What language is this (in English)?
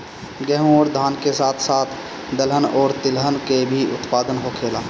Bhojpuri